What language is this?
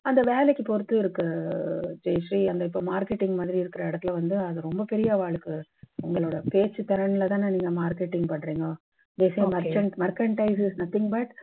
Tamil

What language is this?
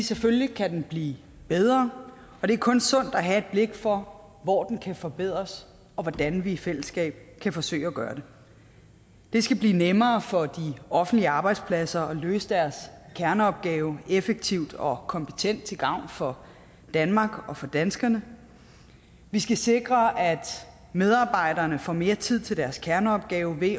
Danish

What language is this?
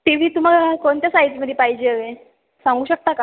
Marathi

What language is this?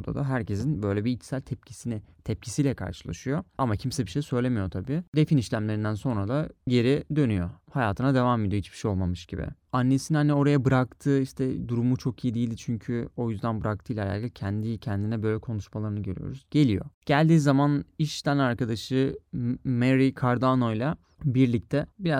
Turkish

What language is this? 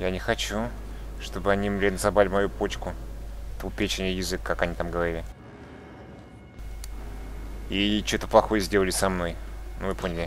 Russian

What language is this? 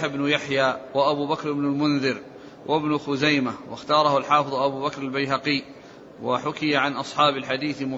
Arabic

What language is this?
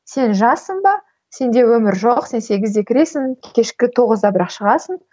Kazakh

